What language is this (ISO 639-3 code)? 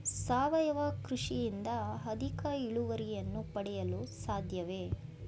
kan